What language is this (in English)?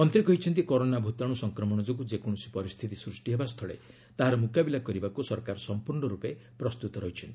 Odia